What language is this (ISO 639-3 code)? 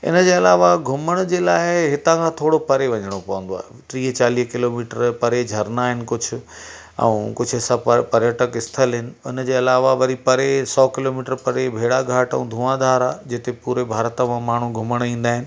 snd